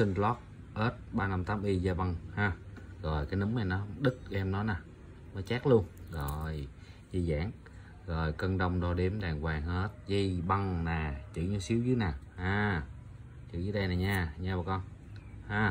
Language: Vietnamese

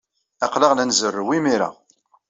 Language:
Kabyle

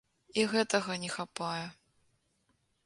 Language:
Belarusian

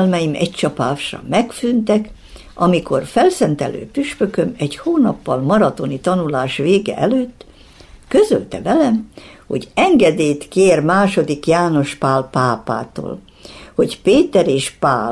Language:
Hungarian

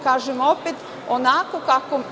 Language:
Serbian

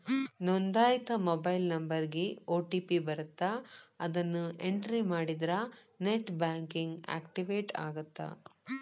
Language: Kannada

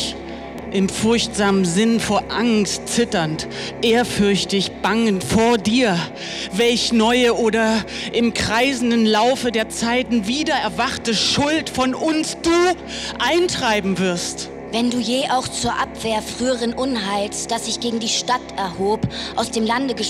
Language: German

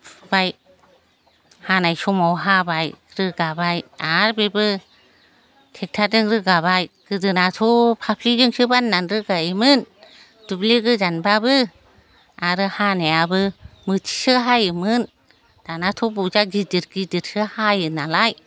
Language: Bodo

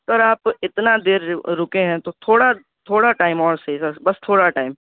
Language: Urdu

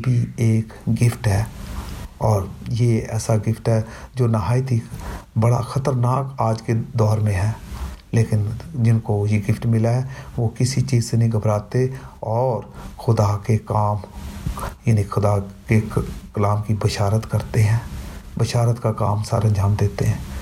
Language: Urdu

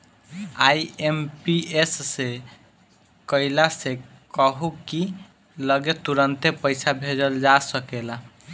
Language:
Bhojpuri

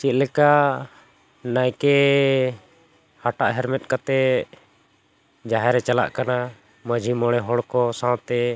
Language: Santali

